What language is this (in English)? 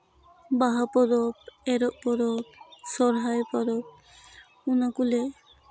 Santali